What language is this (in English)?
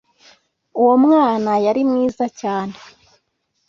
Kinyarwanda